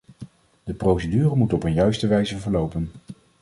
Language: Dutch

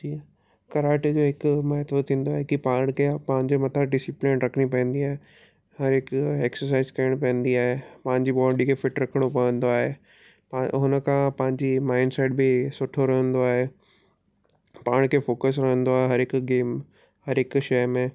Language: Sindhi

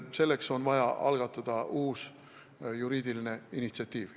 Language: Estonian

